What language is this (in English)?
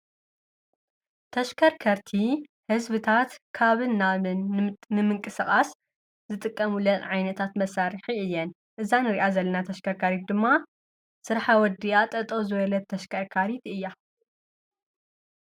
Tigrinya